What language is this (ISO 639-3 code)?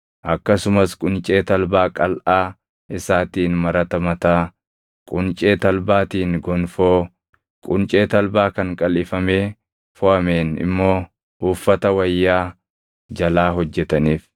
orm